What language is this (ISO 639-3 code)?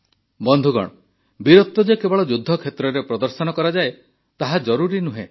ori